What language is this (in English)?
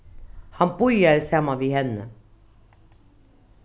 Faroese